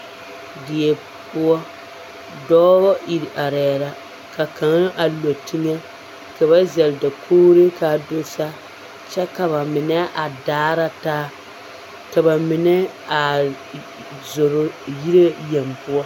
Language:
Southern Dagaare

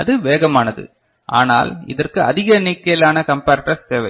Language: Tamil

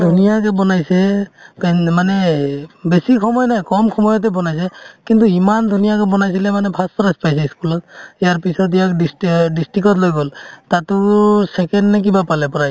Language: Assamese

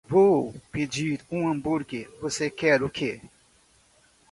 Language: Portuguese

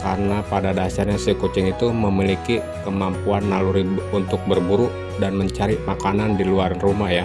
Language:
Indonesian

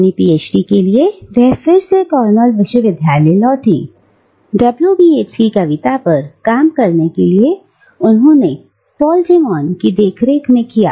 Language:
Hindi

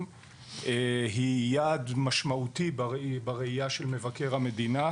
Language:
Hebrew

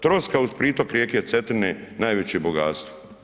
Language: Croatian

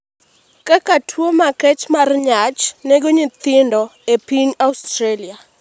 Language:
Luo (Kenya and Tanzania)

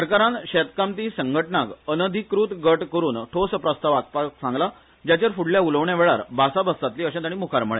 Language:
Konkani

